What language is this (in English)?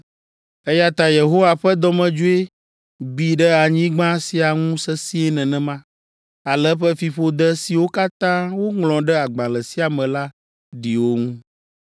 Ewe